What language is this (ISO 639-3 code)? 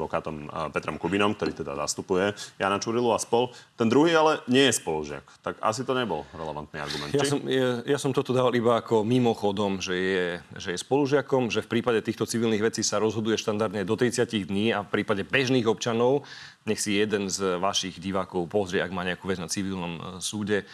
slk